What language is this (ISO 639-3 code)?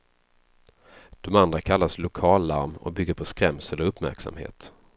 swe